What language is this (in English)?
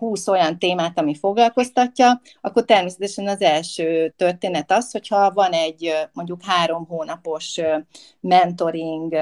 Hungarian